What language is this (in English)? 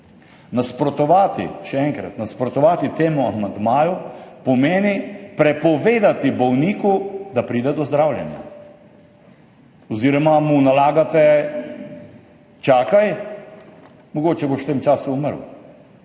Slovenian